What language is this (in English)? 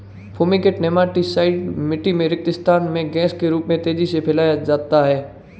Hindi